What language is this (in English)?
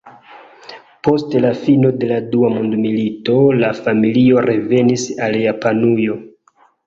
Esperanto